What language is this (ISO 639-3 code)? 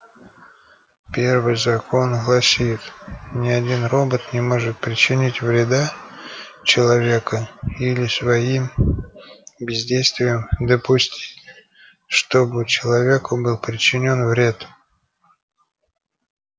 rus